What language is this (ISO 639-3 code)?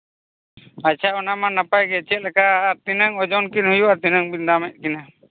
sat